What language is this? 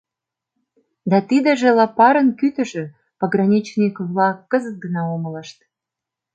Mari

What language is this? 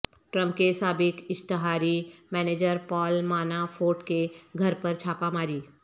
Urdu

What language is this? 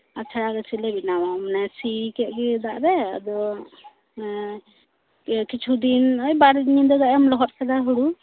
Santali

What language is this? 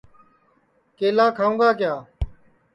Sansi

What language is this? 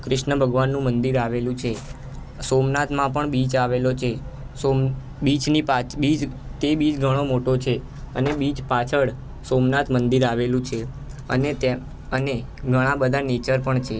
Gujarati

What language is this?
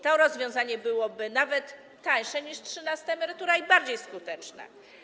Polish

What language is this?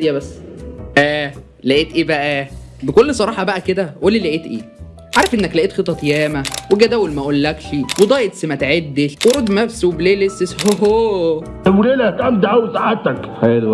Arabic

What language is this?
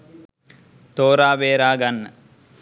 Sinhala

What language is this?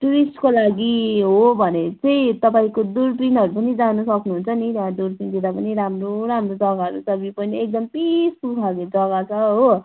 Nepali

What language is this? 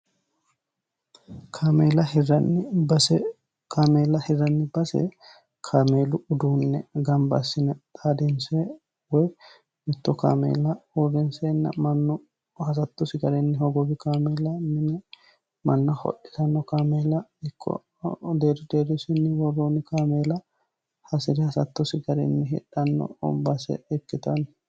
Sidamo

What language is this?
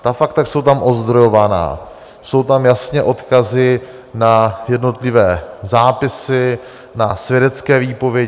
Czech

